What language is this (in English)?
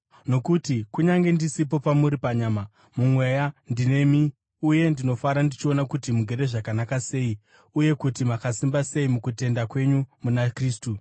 Shona